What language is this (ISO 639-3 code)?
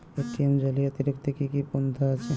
ben